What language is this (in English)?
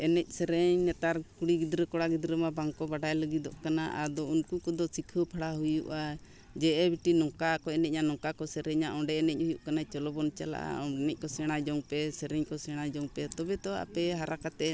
Santali